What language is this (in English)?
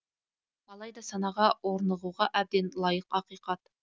Kazakh